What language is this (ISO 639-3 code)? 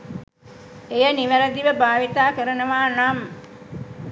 sin